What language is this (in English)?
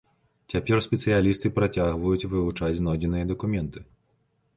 Belarusian